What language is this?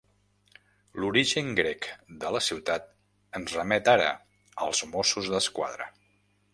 Catalan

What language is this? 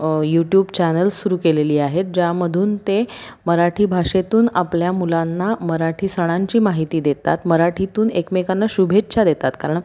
Marathi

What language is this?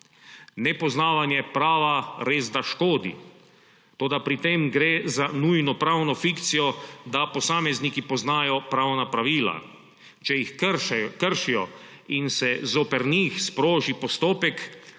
Slovenian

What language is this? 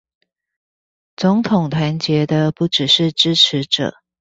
Chinese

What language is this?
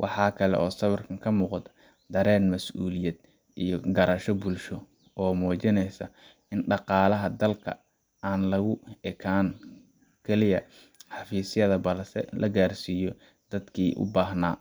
Somali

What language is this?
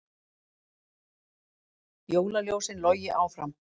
Icelandic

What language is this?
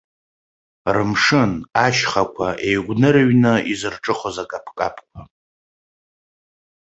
Abkhazian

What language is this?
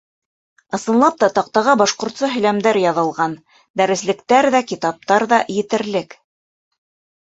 Bashkir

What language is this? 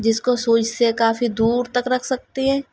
Urdu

